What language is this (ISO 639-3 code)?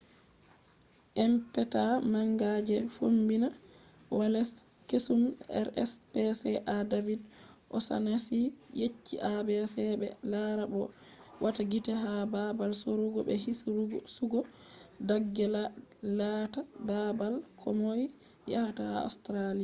ful